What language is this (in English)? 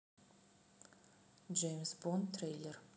Russian